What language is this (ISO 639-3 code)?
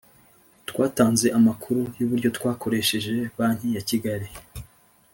kin